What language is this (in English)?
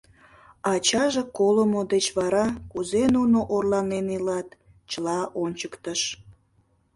Mari